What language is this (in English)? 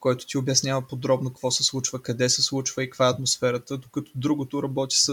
Bulgarian